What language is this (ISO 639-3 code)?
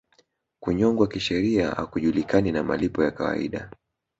swa